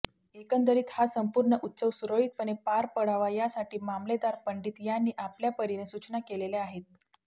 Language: Marathi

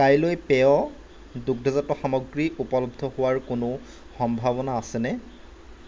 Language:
Assamese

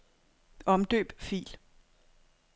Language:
Danish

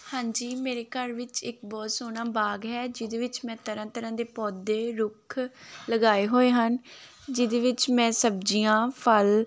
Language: Punjabi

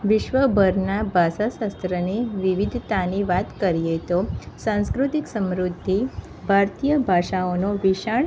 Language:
Gujarati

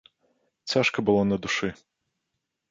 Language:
Belarusian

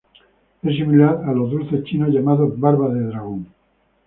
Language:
Spanish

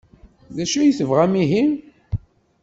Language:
Kabyle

